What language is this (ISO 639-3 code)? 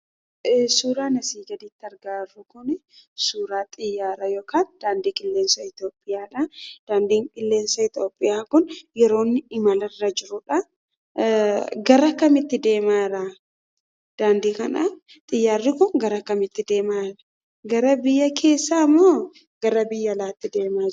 orm